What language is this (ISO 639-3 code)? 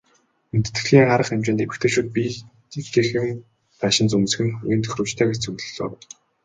mon